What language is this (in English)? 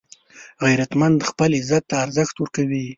Pashto